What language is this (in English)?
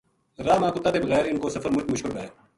Gujari